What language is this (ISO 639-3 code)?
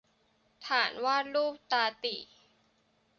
tha